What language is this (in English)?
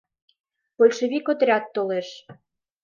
Mari